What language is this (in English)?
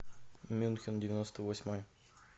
Russian